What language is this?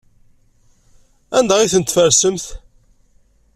Kabyle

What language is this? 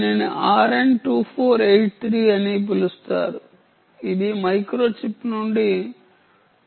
Telugu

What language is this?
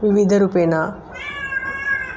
Sanskrit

